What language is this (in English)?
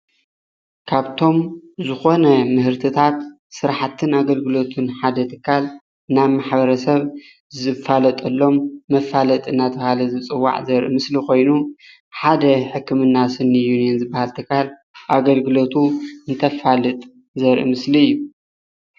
Tigrinya